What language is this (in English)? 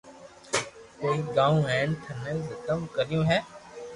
Loarki